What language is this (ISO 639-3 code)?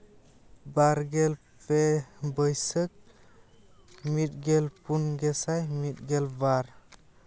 sat